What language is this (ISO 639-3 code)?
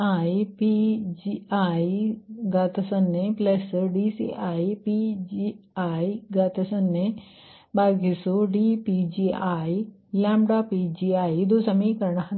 kan